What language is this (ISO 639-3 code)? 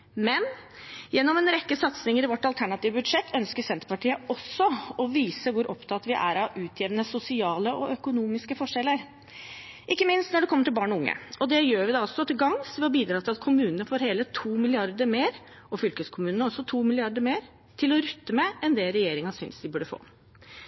nob